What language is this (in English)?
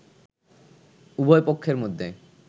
Bangla